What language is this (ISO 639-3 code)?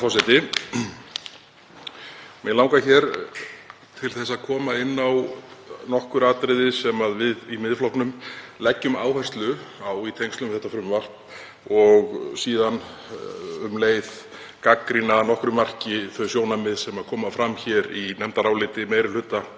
isl